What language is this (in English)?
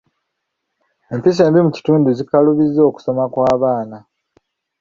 Ganda